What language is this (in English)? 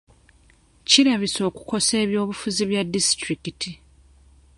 Ganda